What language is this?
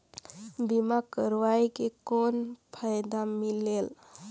Chhattisgarhi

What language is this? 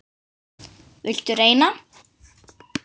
Icelandic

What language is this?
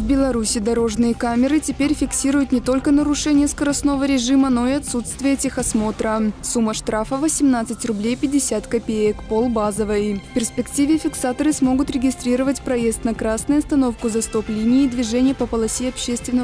Russian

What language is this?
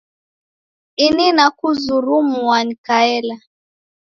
Taita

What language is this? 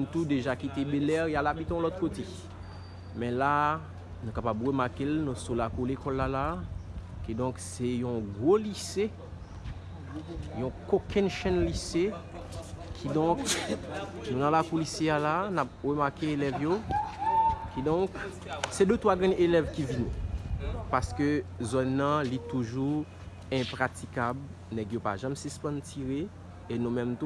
French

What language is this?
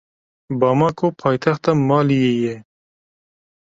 Kurdish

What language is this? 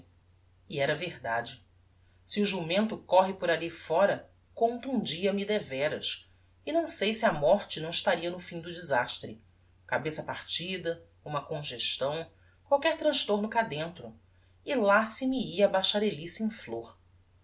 Portuguese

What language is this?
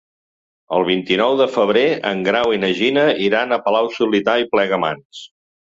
Catalan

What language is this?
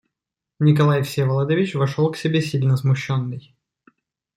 Russian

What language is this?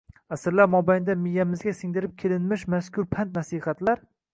Uzbek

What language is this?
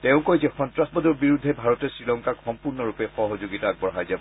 Assamese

